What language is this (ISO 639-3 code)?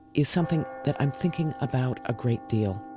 eng